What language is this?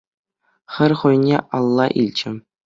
Chuvash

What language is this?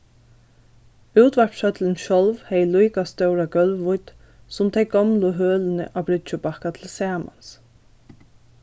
Faroese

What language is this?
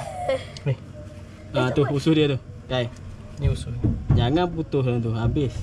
Malay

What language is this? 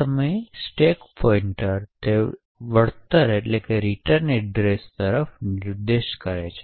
Gujarati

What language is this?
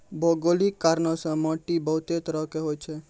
Maithili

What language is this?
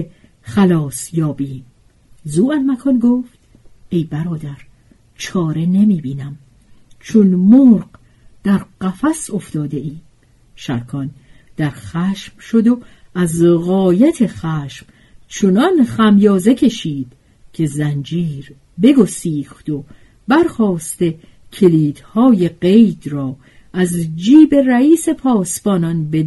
Persian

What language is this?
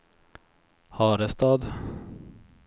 Swedish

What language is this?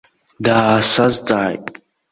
Abkhazian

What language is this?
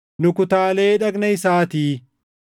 Oromo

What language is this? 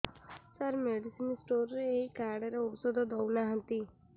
Odia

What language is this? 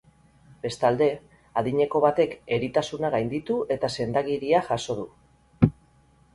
Basque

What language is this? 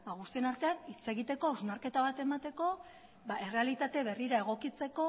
Basque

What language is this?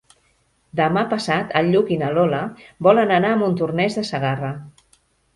Catalan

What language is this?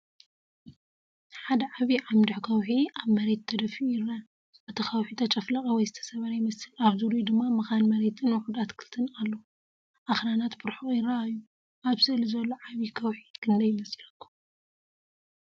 Tigrinya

